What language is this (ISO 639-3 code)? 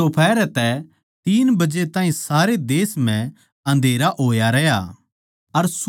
bgc